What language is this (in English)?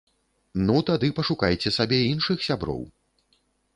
Belarusian